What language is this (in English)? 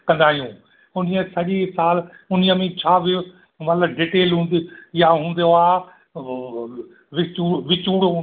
Sindhi